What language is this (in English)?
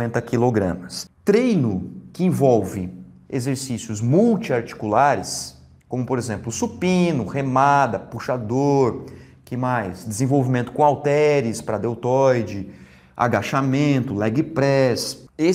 Portuguese